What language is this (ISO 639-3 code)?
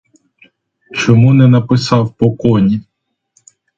ukr